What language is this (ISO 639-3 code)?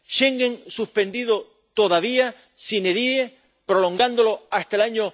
spa